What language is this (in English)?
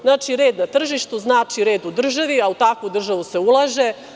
Serbian